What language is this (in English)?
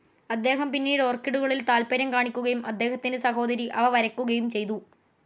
Malayalam